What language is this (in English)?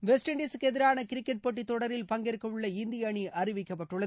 Tamil